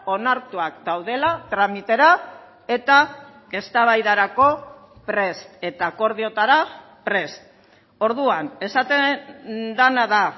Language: Basque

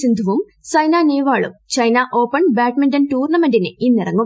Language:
Malayalam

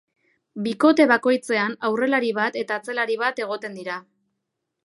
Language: Basque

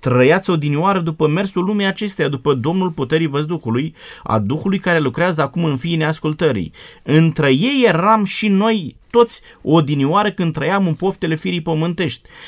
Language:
Romanian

